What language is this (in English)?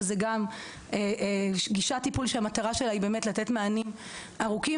Hebrew